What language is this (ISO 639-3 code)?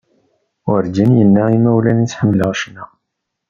kab